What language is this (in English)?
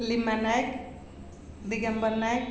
Odia